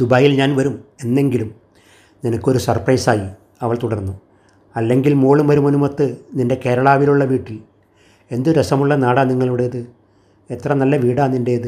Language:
Malayalam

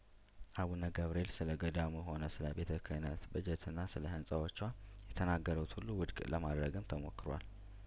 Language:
Amharic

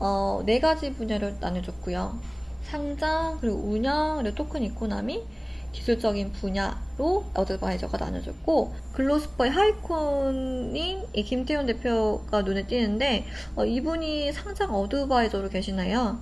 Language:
Korean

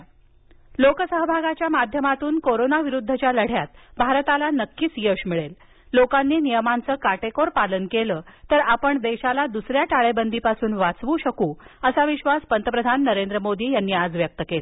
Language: Marathi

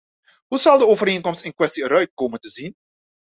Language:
Dutch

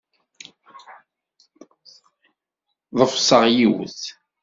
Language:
Kabyle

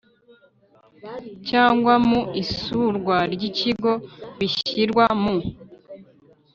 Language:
Kinyarwanda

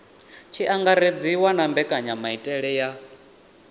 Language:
Venda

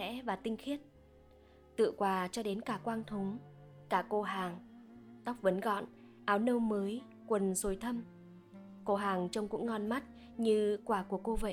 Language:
Vietnamese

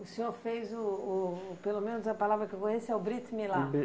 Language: Portuguese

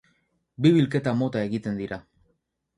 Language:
Basque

